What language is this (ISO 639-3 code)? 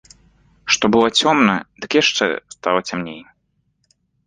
bel